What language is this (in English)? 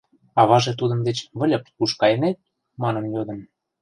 Mari